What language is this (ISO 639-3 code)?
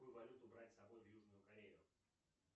rus